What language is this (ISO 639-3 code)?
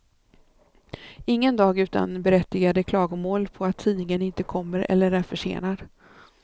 swe